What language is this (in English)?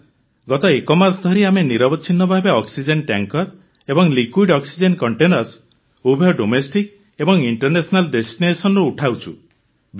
Odia